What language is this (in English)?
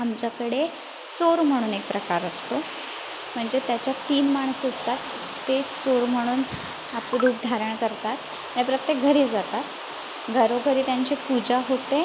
Marathi